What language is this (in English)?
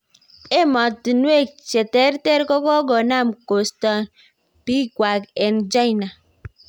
Kalenjin